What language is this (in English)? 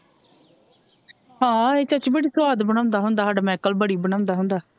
Punjabi